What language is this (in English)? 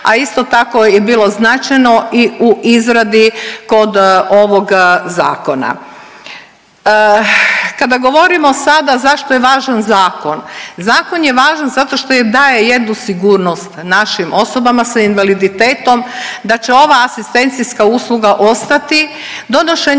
Croatian